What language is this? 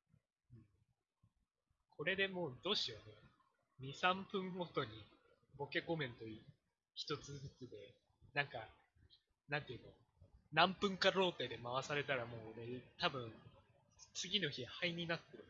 Japanese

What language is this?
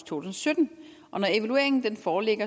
Danish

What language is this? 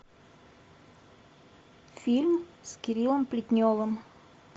Russian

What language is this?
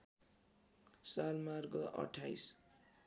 Nepali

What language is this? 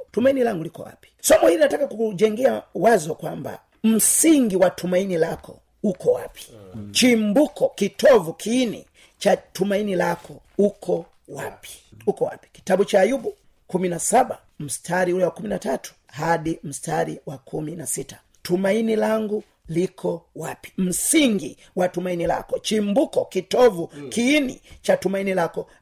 Swahili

